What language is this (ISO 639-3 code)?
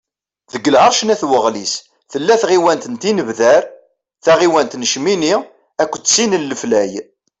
kab